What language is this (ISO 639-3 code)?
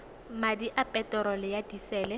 tsn